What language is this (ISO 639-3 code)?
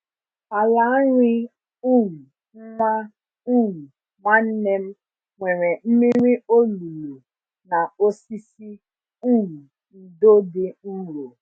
ibo